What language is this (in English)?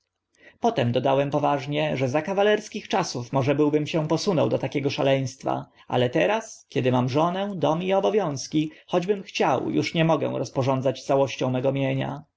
Polish